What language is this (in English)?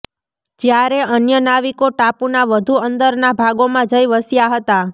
Gujarati